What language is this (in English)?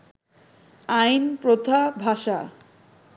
Bangla